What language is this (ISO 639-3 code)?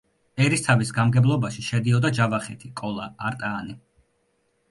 kat